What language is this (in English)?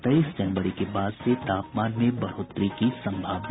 Hindi